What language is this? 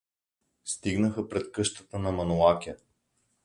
Bulgarian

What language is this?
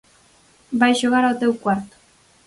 Galician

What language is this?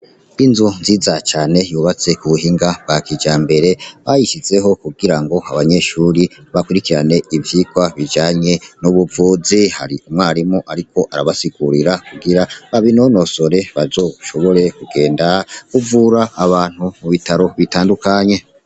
Rundi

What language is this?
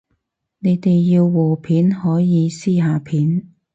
Cantonese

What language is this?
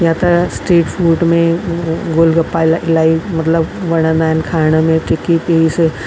Sindhi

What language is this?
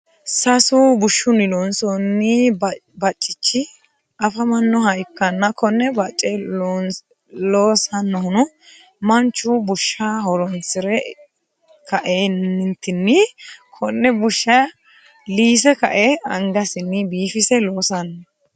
Sidamo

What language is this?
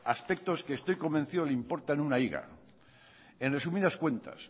Spanish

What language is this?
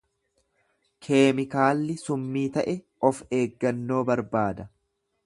Oromo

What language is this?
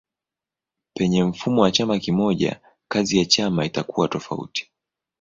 Swahili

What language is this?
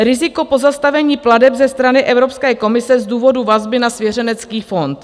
Czech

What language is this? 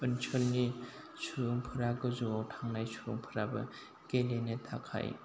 Bodo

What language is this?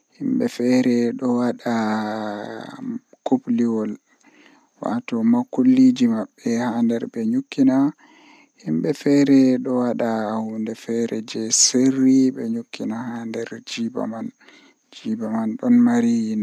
Western Niger Fulfulde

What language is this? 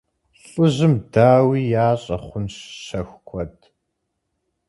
Kabardian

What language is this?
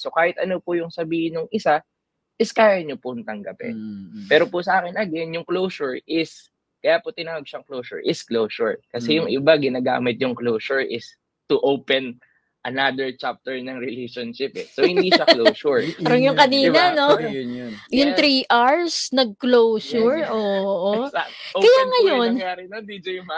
Filipino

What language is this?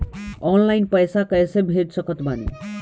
Bhojpuri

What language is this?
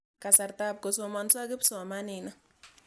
Kalenjin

